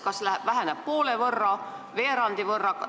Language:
Estonian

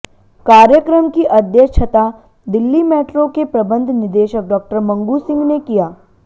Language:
Hindi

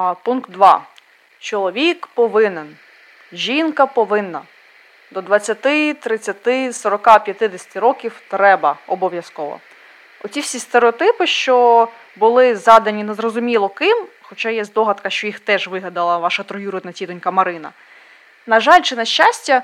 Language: Ukrainian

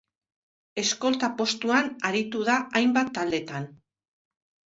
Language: Basque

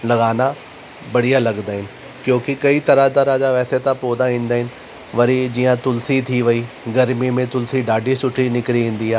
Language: Sindhi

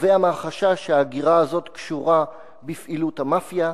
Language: Hebrew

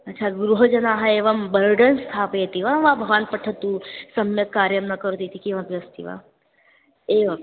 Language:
Sanskrit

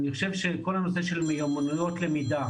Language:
Hebrew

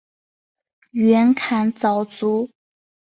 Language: Chinese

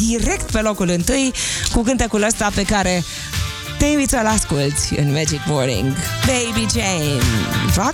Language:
Romanian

